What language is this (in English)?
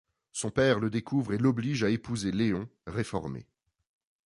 French